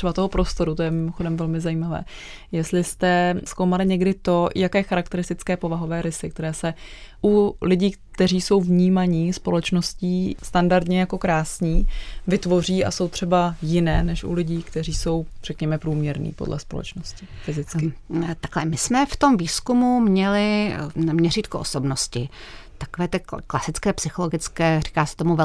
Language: Czech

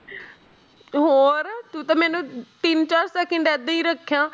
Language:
Punjabi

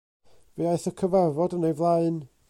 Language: Welsh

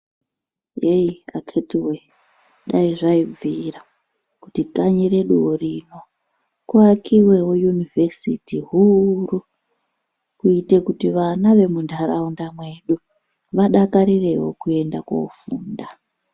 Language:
Ndau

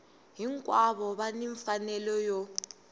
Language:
Tsonga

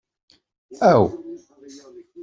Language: Kabyle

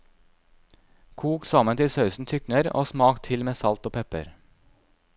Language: Norwegian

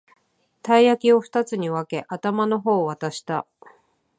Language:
Japanese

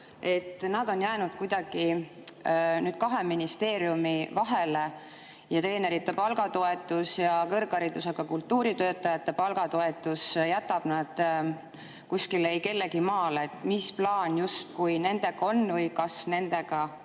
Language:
Estonian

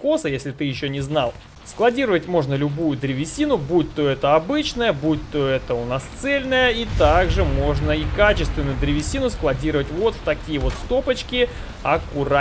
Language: Russian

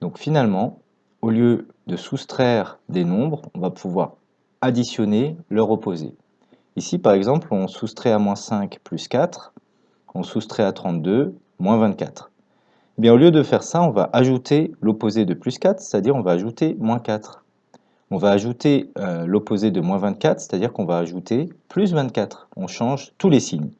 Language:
French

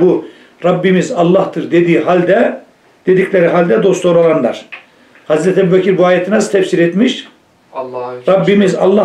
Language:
Turkish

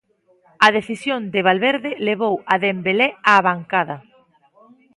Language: Galician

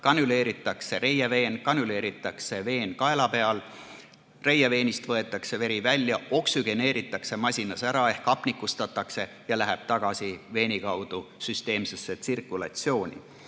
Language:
Estonian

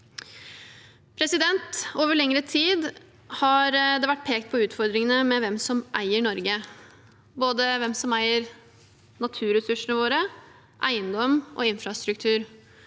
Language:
Norwegian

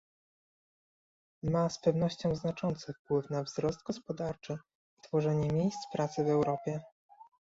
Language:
Polish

